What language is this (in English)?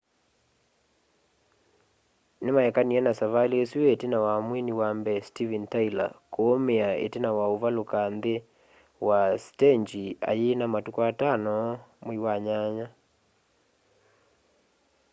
Kamba